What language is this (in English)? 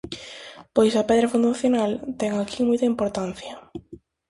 Galician